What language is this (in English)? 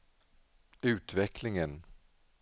Swedish